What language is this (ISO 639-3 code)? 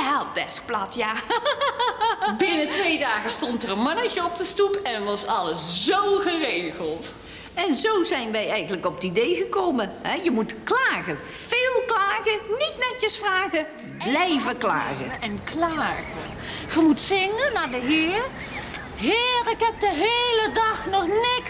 nld